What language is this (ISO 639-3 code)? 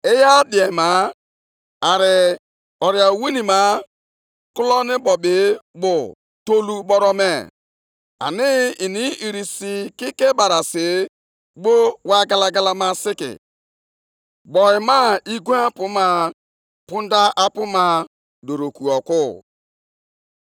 ibo